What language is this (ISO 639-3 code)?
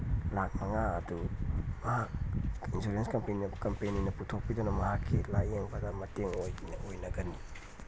mni